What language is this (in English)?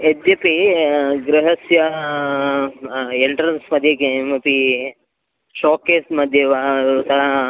Sanskrit